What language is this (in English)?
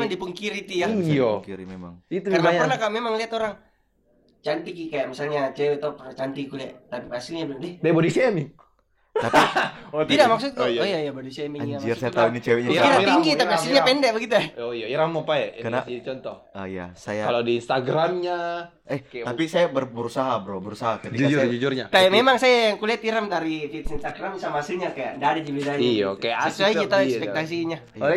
Indonesian